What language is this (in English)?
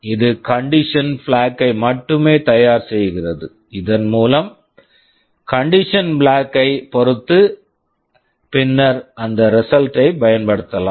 Tamil